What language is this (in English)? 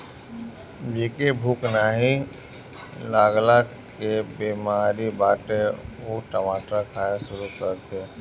Bhojpuri